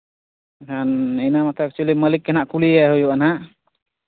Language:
Santali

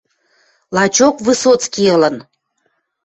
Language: Western Mari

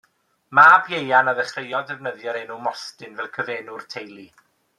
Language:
Welsh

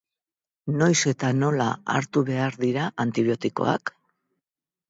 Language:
Basque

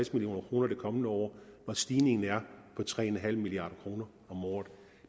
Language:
Danish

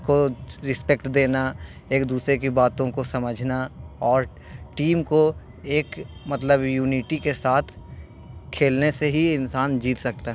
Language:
Urdu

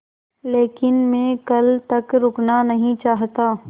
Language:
Hindi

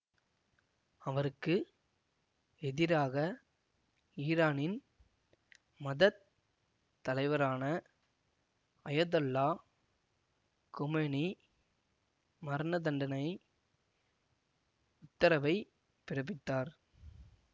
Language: Tamil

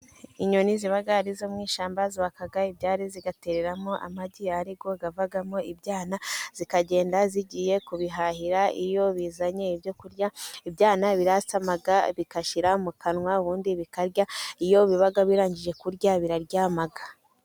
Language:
Kinyarwanda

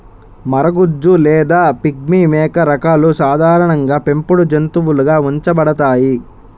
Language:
Telugu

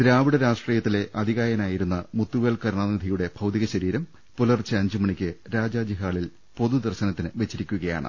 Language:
Malayalam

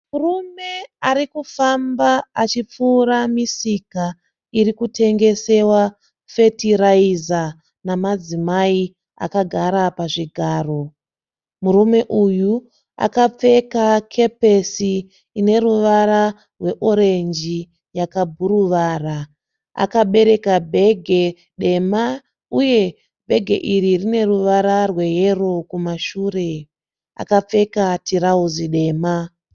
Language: Shona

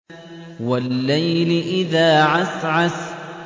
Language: Arabic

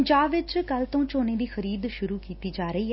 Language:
Punjabi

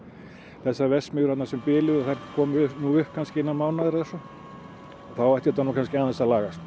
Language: Icelandic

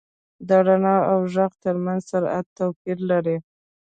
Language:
Pashto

